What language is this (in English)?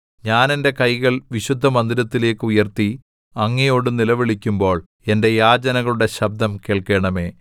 Malayalam